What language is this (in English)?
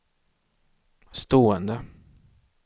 Swedish